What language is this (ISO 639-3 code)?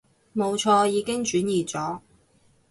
yue